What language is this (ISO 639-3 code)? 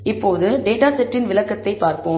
tam